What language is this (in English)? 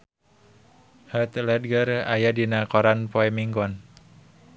Sundanese